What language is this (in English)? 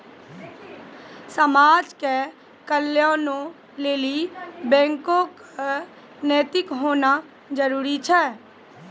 Maithili